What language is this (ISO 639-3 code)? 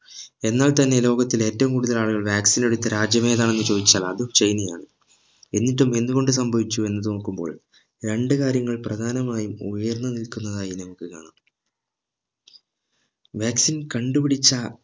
mal